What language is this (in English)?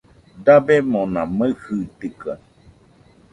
Nüpode Huitoto